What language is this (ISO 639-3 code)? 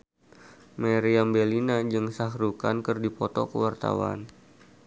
sun